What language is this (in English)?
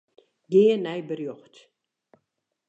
Western Frisian